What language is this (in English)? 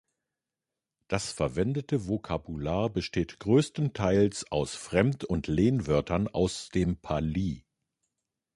German